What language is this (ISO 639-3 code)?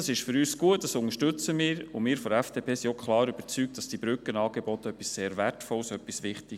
gsw